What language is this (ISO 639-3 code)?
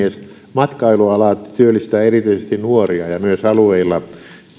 fin